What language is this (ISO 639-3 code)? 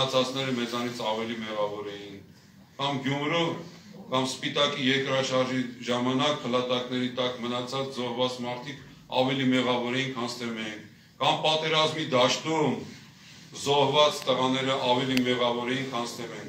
tur